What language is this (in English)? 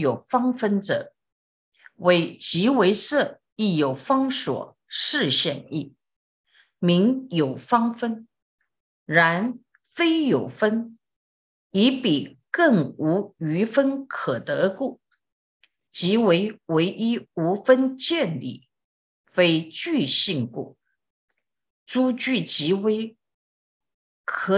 Chinese